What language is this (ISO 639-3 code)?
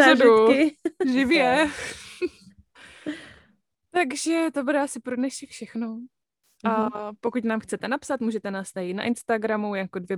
ces